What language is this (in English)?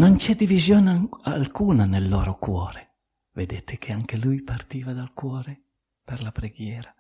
Italian